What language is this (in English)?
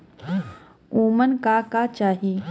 Bhojpuri